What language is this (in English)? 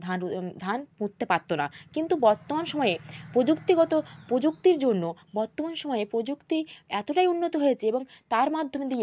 Bangla